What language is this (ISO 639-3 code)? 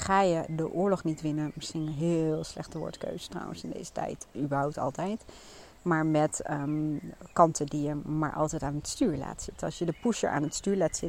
nld